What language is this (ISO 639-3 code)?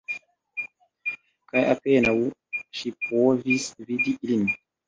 epo